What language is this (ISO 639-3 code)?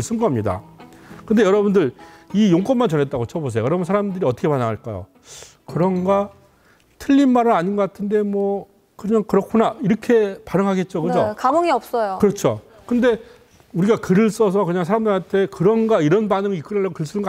kor